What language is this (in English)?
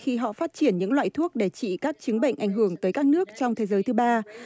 Vietnamese